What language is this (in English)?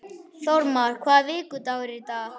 Icelandic